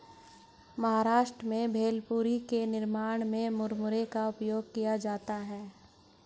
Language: Hindi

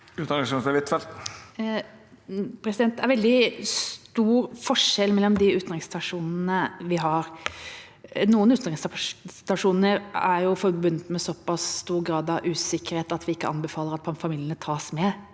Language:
Norwegian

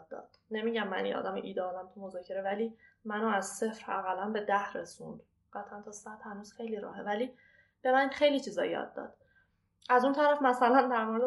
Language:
Persian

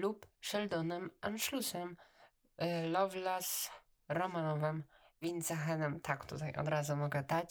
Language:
Polish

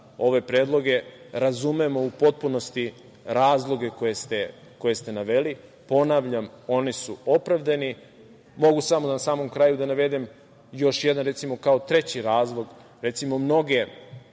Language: Serbian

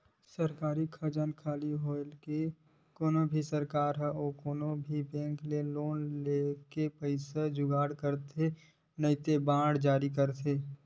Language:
Chhattisgarhi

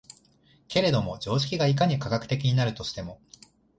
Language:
Japanese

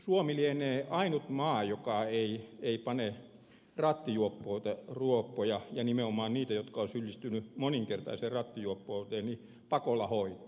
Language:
Finnish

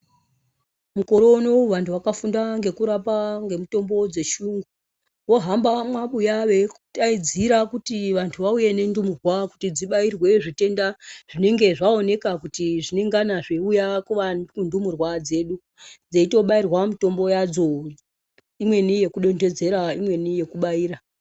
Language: Ndau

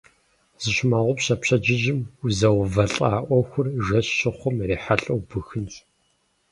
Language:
Kabardian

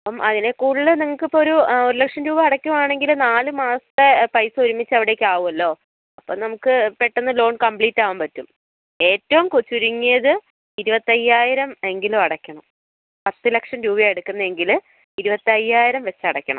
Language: Malayalam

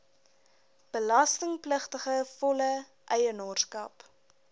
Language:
Afrikaans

